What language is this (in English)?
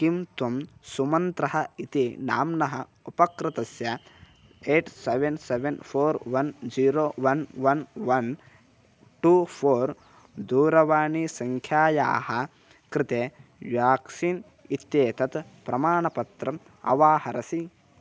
Sanskrit